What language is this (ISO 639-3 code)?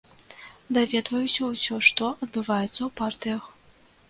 bel